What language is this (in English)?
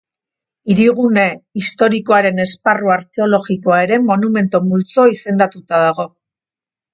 Basque